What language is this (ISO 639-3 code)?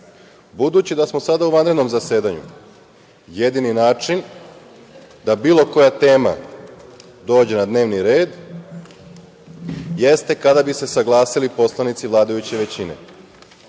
srp